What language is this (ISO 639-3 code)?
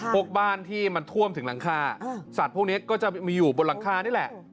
tha